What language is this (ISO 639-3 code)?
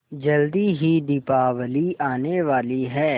hin